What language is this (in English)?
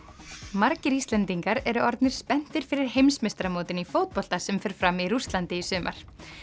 Icelandic